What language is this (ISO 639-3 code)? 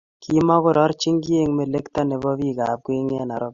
kln